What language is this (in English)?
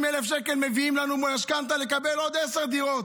Hebrew